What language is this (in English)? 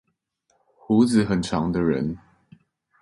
Chinese